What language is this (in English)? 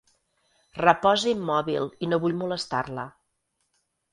Catalan